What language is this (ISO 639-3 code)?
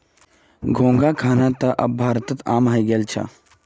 mag